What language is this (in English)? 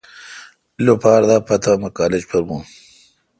Kalkoti